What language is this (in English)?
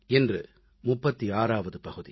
Tamil